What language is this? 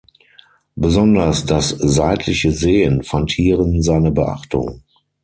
German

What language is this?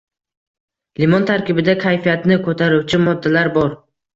Uzbek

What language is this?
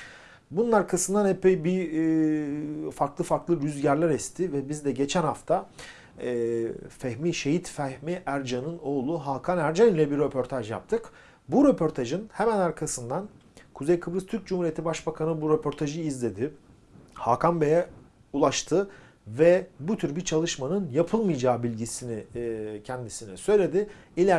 Turkish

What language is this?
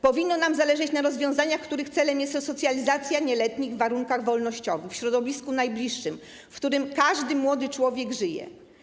Polish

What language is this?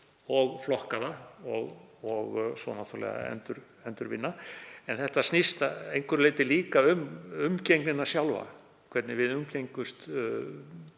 Icelandic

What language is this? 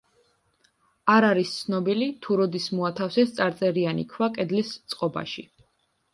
Georgian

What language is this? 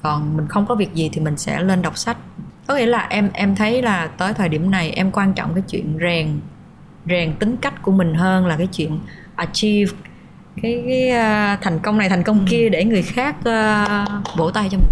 Vietnamese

